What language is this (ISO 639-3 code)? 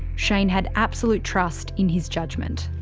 eng